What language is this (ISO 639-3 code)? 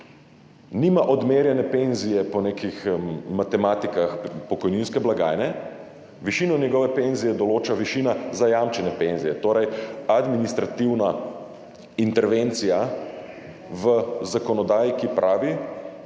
slv